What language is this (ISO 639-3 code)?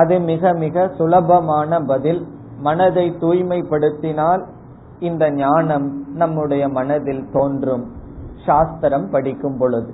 tam